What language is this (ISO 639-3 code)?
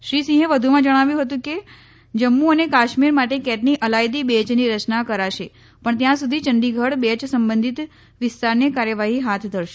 guj